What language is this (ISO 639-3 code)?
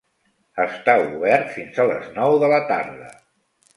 cat